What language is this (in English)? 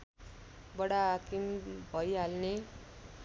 Nepali